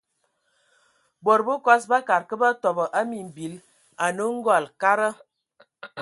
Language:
Ewondo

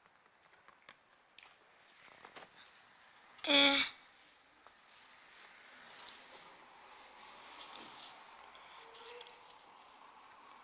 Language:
Turkish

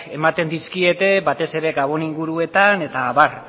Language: Basque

